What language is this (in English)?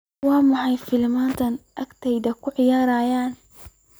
Somali